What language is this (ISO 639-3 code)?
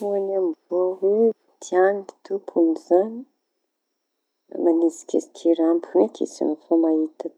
txy